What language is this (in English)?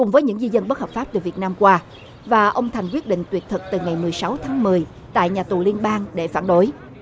Vietnamese